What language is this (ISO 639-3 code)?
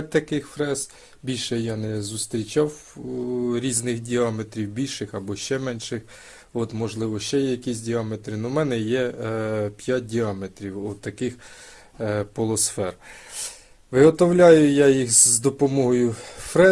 ukr